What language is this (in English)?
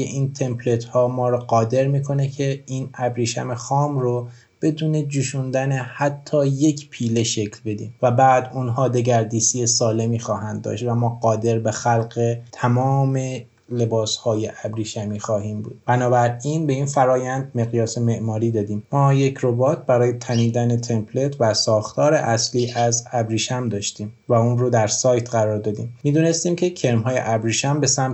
Persian